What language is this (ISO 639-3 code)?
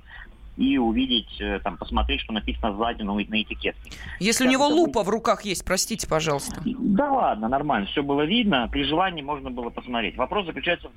rus